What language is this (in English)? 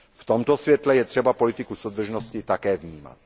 Czech